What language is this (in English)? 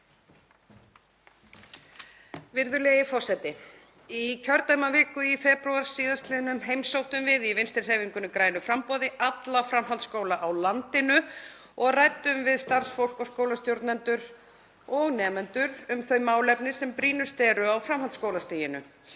Icelandic